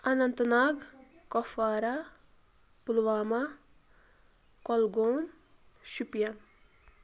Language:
Kashmiri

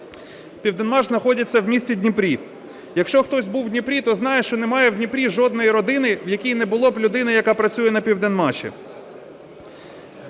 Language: Ukrainian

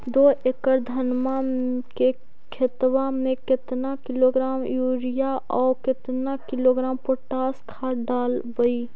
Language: Magahi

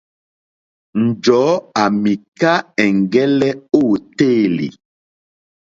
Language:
Mokpwe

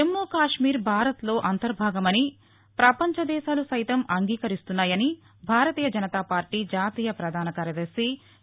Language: Telugu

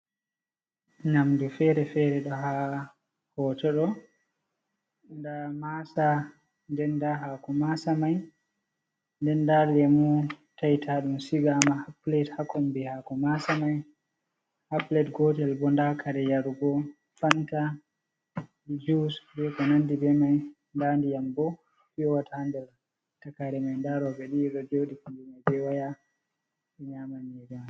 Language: Fula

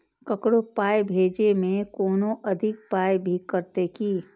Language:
Maithili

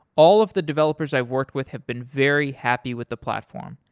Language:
English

